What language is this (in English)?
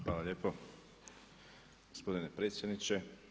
Croatian